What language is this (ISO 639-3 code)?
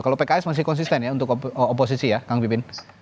ind